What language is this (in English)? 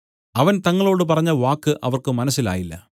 Malayalam